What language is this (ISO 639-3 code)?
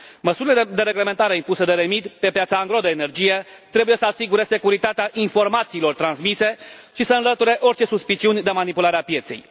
ron